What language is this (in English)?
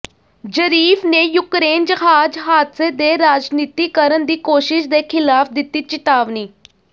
Punjabi